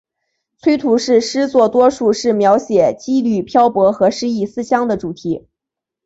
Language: Chinese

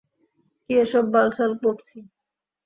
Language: Bangla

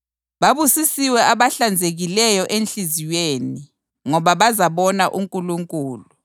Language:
North Ndebele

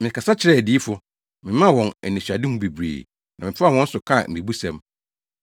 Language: Akan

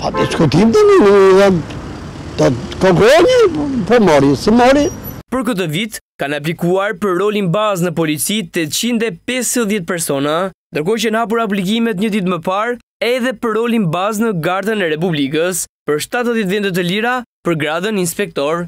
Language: Romanian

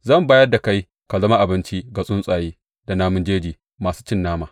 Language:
Hausa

